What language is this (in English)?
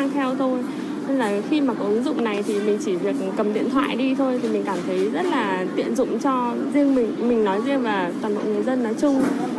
Vietnamese